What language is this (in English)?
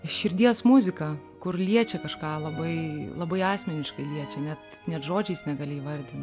Lithuanian